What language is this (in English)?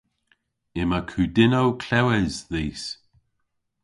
Cornish